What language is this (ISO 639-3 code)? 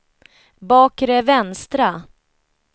swe